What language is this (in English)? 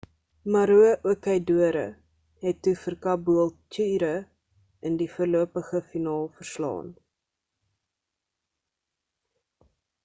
Afrikaans